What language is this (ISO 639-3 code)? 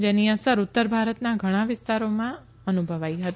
guj